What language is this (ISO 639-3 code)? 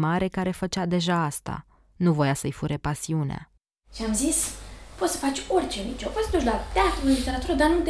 ron